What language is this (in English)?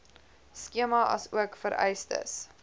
Afrikaans